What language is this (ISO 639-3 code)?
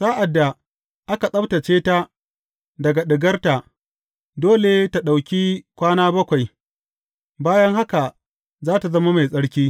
hau